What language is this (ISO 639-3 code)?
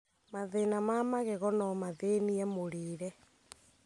kik